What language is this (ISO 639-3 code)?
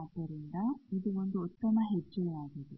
kan